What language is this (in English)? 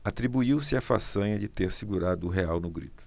Portuguese